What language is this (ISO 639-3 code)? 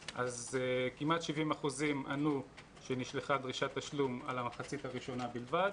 heb